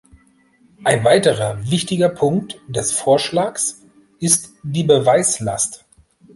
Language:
German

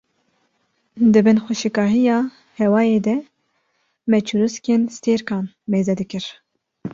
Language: Kurdish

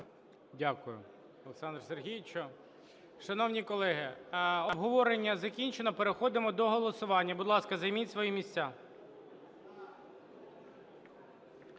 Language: Ukrainian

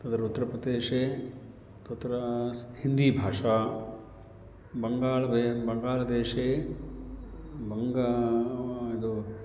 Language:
Sanskrit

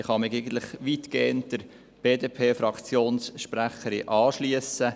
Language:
Swiss German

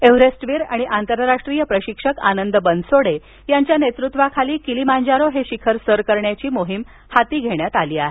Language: Marathi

